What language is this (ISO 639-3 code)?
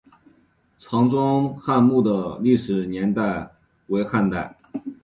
zho